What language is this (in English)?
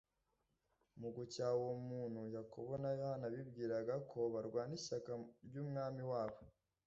Kinyarwanda